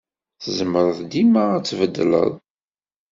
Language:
Kabyle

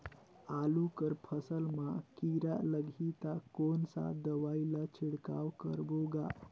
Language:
Chhattisgarhi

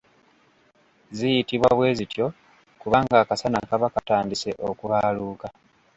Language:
Ganda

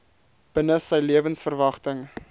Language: Afrikaans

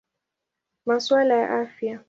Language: Swahili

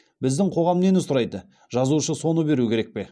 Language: Kazakh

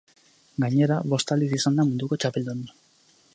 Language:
Basque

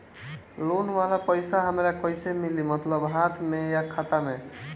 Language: Bhojpuri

